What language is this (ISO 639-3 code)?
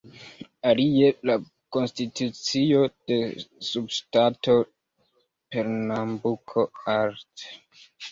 epo